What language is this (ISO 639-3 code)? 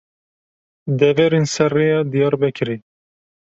kur